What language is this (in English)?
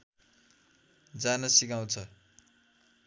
Nepali